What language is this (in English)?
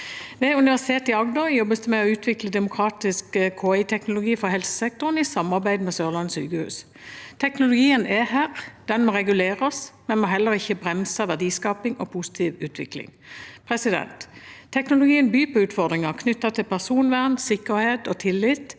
Norwegian